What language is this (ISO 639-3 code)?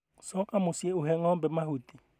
kik